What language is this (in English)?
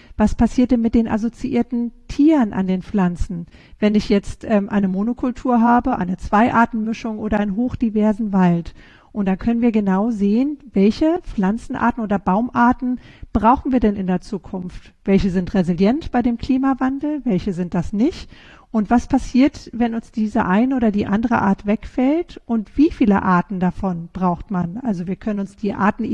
German